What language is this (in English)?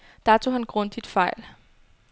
Danish